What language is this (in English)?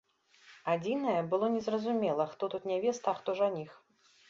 Belarusian